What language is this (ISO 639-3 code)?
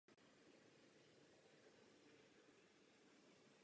ces